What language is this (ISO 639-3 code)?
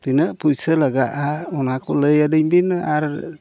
sat